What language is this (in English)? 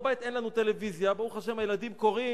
Hebrew